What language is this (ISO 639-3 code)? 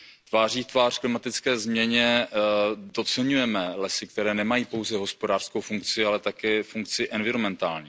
ces